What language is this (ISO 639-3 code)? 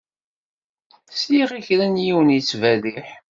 kab